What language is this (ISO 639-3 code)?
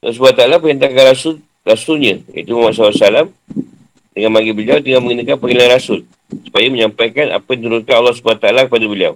msa